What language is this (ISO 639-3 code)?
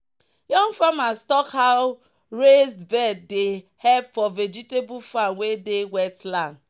pcm